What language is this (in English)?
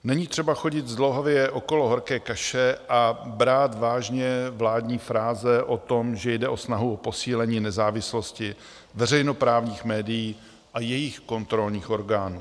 Czech